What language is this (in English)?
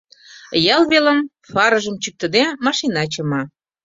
Mari